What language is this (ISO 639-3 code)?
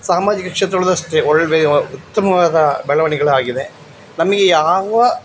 kan